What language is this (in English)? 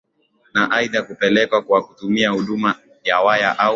Swahili